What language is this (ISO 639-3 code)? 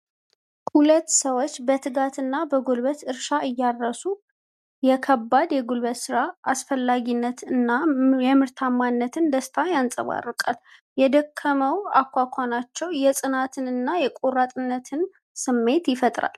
amh